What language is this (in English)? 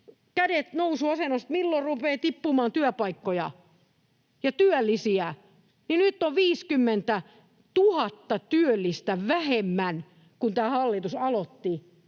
Finnish